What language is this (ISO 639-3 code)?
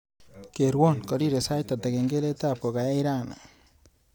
kln